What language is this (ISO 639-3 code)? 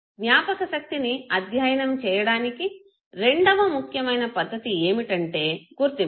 tel